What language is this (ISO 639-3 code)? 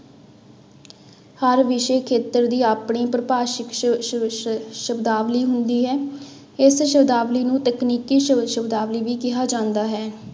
pan